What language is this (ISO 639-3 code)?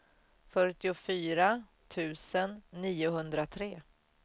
swe